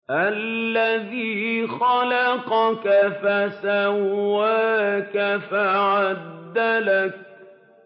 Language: Arabic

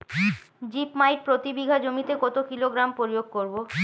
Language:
Bangla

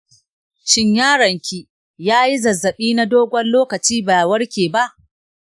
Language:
Hausa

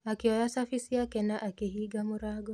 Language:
Kikuyu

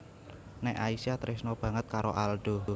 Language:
Javanese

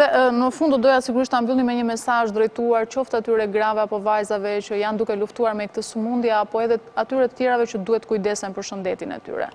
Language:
English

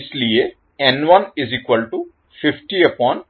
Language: Hindi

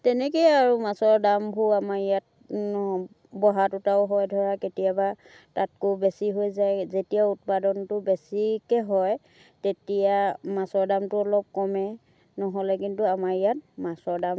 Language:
Assamese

